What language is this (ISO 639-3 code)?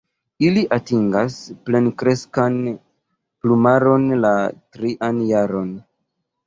epo